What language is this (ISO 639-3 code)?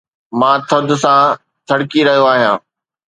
snd